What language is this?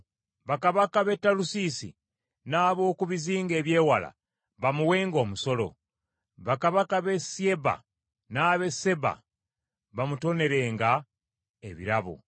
Ganda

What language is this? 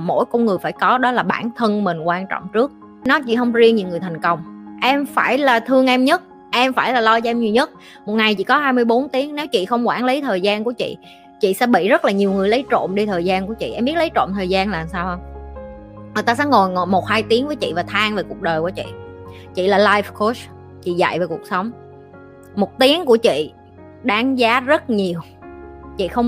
Vietnamese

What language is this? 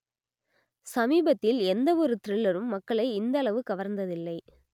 Tamil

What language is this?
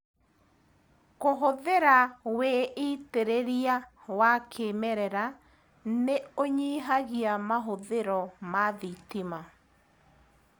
Kikuyu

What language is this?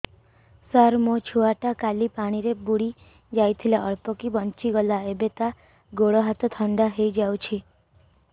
Odia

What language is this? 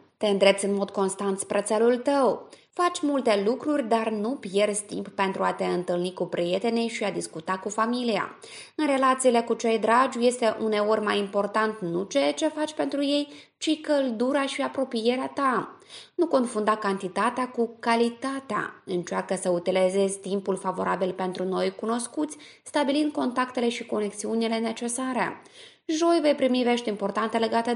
Romanian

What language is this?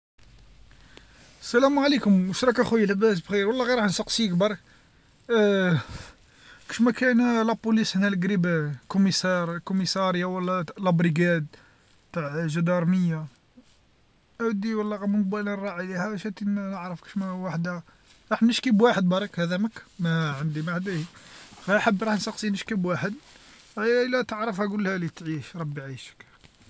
Algerian Arabic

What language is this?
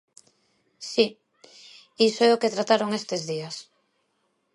Galician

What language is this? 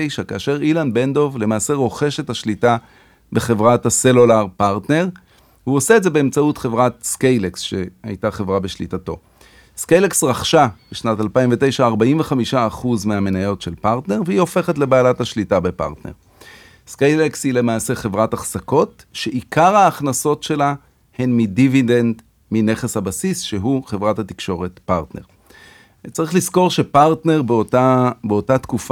Hebrew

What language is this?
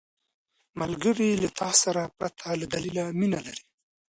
Pashto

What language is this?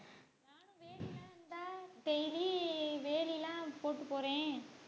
Tamil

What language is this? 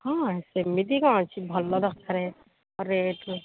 Odia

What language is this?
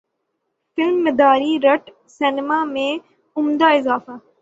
Urdu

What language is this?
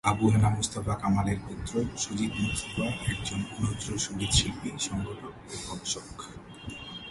Bangla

